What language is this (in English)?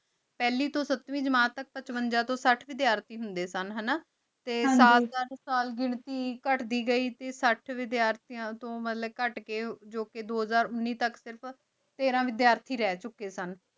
Punjabi